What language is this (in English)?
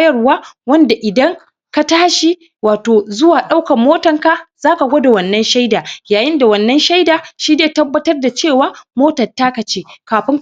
Hausa